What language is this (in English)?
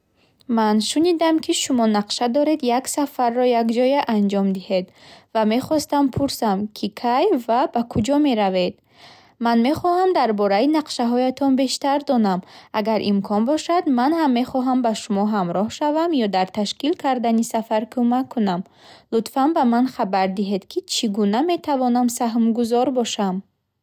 Bukharic